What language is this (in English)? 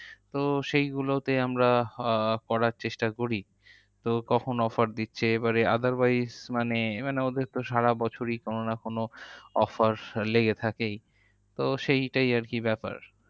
Bangla